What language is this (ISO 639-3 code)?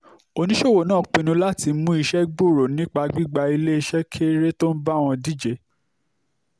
yor